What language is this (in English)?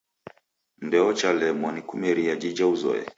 Taita